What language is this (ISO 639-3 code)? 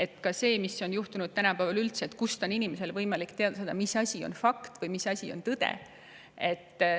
est